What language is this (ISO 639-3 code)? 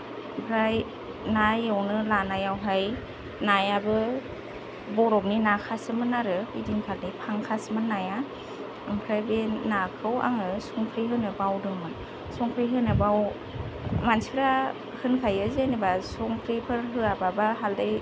brx